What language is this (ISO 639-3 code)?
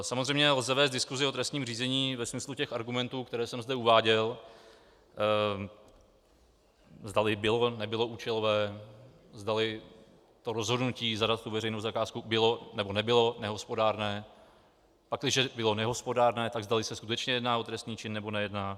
ces